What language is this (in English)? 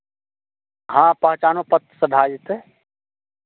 Maithili